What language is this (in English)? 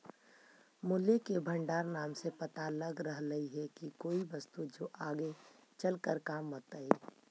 Magahi